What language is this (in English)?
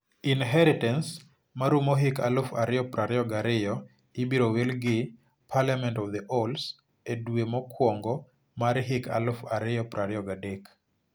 Luo (Kenya and Tanzania)